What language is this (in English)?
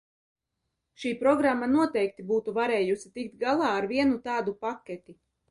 Latvian